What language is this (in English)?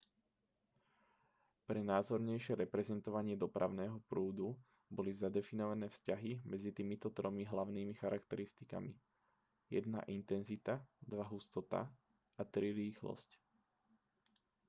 Slovak